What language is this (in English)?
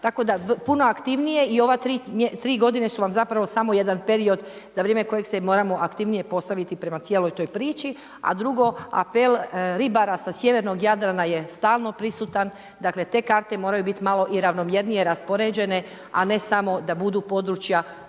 Croatian